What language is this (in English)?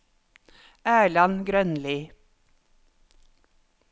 Norwegian